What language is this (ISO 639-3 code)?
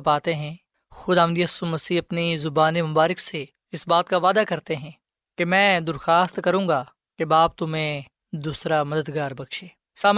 urd